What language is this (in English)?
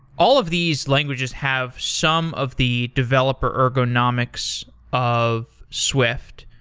English